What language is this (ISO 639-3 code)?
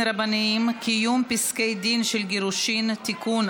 heb